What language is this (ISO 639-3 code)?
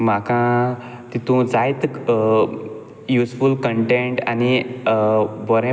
kok